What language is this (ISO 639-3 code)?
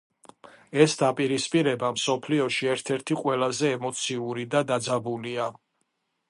kat